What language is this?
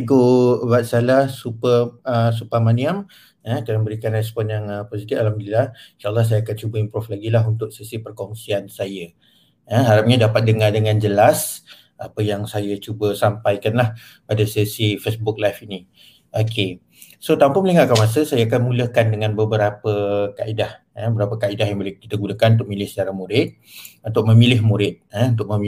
Malay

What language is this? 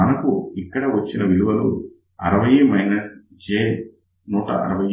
Telugu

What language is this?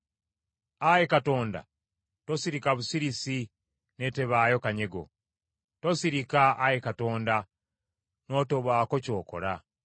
Ganda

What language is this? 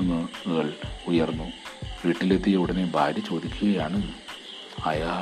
Malayalam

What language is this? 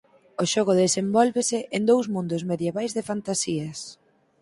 Galician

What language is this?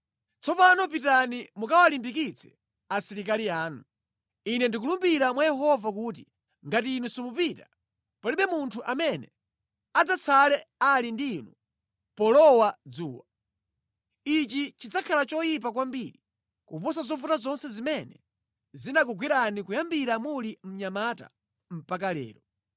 Nyanja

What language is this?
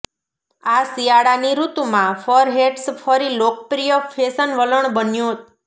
Gujarati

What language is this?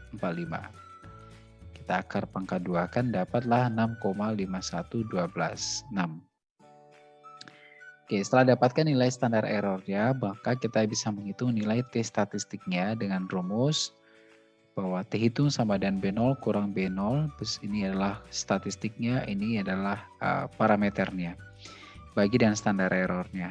Indonesian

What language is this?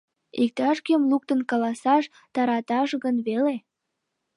Mari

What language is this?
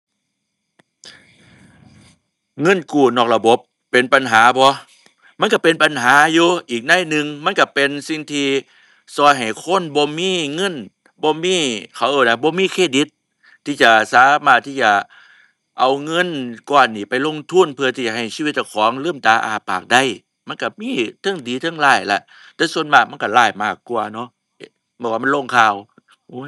Thai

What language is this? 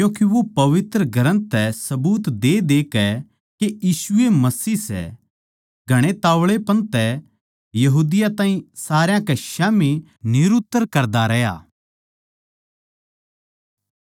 Haryanvi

